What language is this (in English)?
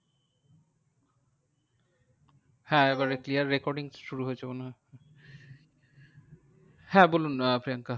Bangla